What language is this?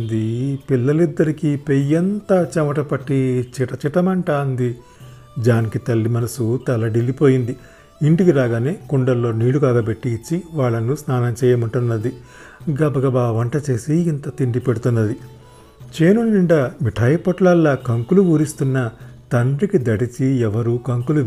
Telugu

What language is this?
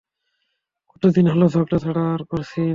Bangla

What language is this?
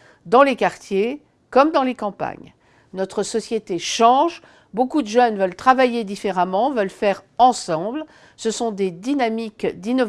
French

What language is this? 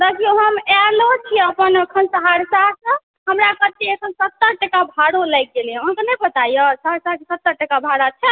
Maithili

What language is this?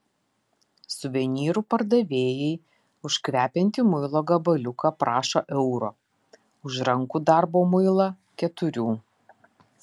Lithuanian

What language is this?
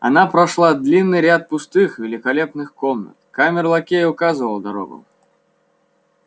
Russian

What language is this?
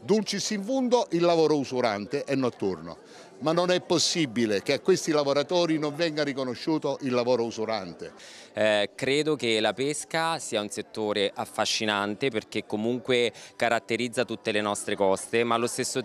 Italian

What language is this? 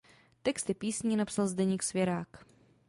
Czech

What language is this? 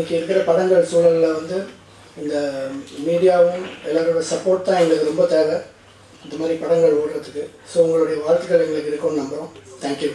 Dutch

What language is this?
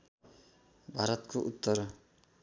Nepali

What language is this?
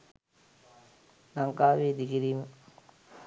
Sinhala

